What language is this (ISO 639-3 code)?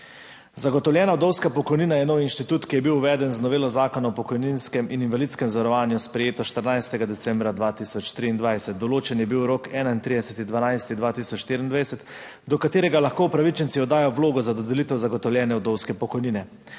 slv